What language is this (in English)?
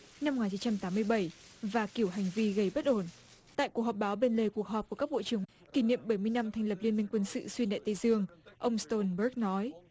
Vietnamese